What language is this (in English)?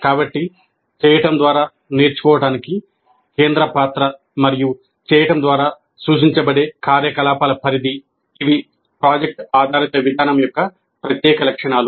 Telugu